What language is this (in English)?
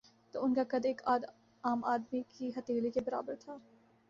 Urdu